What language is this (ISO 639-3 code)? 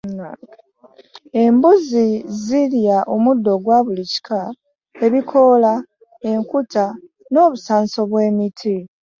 lug